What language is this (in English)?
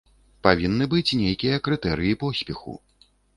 Belarusian